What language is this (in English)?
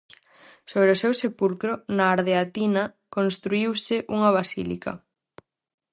Galician